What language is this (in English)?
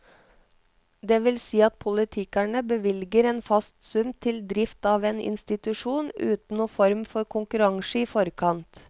Norwegian